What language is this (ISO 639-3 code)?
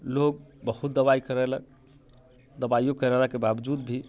mai